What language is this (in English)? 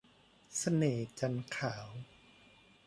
Thai